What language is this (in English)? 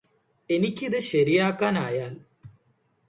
Malayalam